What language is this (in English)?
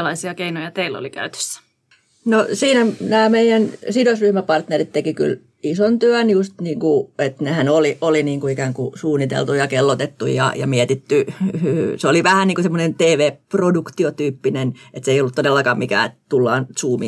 Finnish